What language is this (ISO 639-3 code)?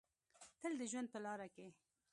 pus